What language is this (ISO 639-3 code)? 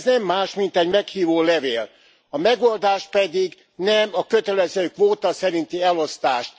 hun